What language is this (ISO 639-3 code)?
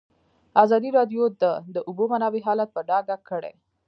pus